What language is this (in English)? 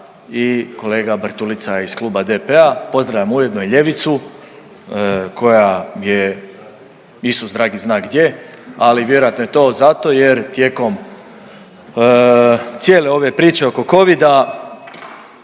Croatian